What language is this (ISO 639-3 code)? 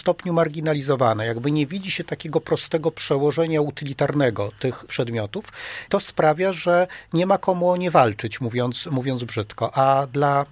pol